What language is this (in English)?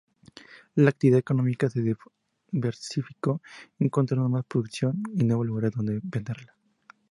Spanish